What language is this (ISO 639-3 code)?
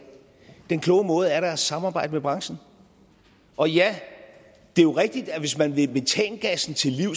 dan